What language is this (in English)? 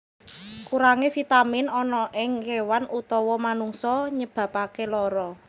Javanese